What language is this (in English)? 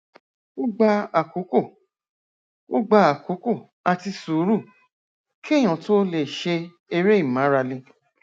Yoruba